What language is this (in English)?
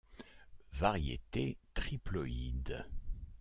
French